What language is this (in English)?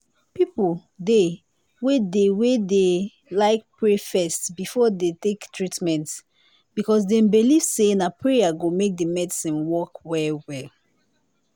Nigerian Pidgin